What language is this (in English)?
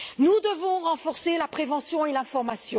French